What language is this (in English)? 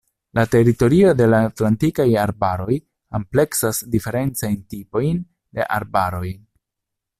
Esperanto